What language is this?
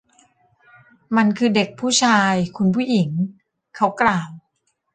Thai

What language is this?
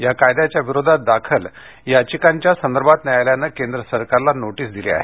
Marathi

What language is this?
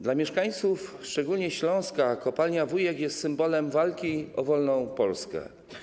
Polish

